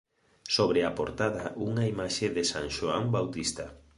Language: Galician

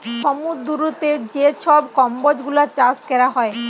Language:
Bangla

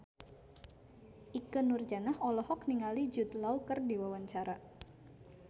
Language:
Sundanese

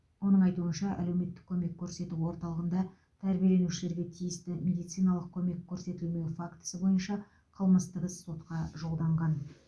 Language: Kazakh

